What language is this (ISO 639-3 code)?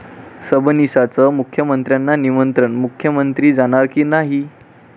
mar